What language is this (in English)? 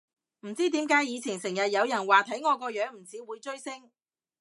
Cantonese